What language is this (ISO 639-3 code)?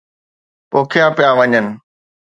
snd